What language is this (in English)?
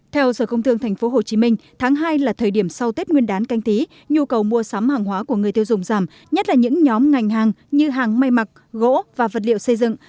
Vietnamese